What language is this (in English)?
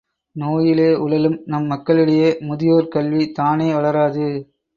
Tamil